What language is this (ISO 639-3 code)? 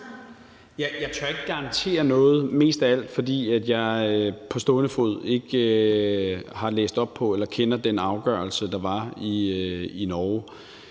dan